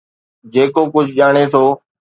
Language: Sindhi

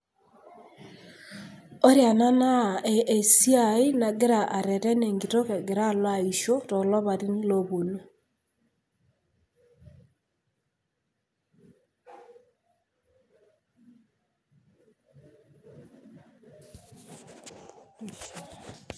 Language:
Masai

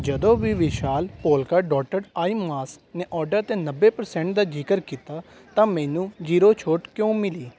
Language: Punjabi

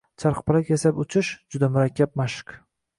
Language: Uzbek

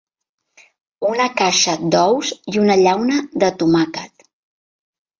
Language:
Catalan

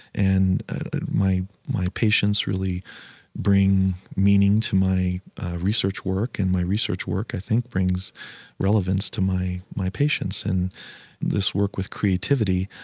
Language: English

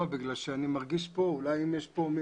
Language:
Hebrew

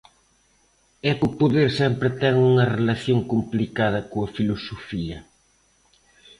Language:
Galician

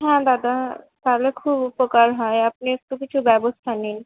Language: Bangla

